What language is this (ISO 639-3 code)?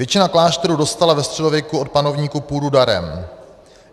ces